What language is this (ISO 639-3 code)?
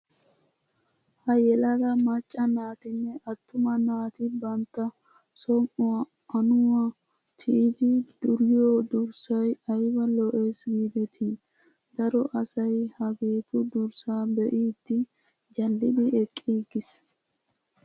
wal